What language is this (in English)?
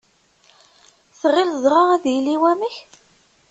Kabyle